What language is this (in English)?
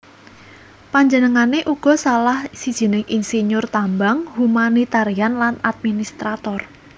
Javanese